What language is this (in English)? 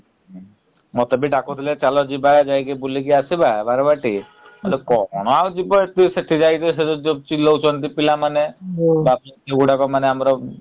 Odia